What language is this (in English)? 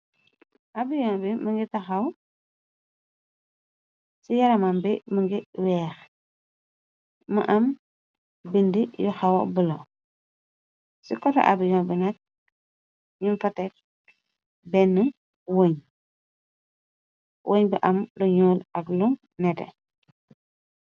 Wolof